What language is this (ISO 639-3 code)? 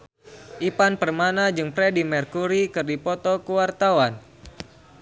sun